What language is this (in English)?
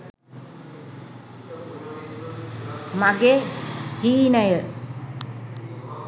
Sinhala